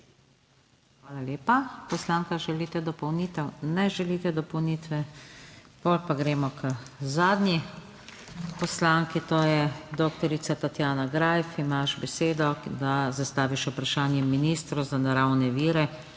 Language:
Slovenian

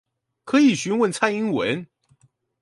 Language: Chinese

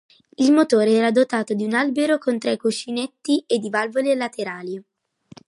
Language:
Italian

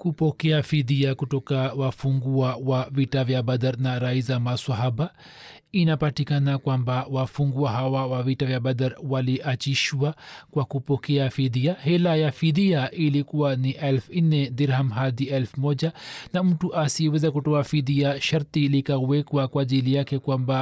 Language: Swahili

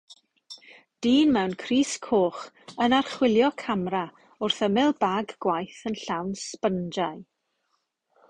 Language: Welsh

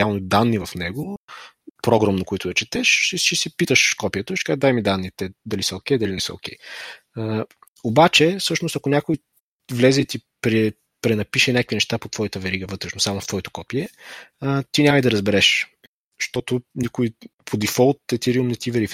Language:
Bulgarian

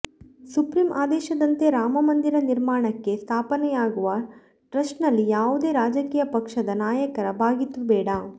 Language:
Kannada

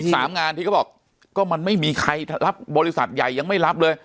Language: Thai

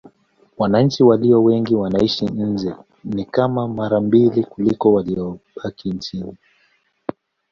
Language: Swahili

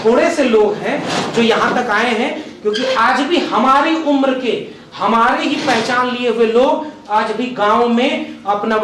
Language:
Hindi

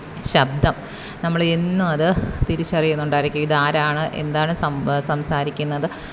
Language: Malayalam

